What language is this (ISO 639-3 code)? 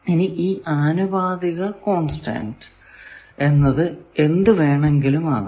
mal